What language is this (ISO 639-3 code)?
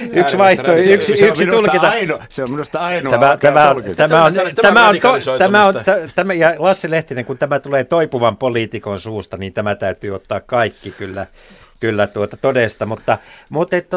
fin